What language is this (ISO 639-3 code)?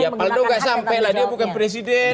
ind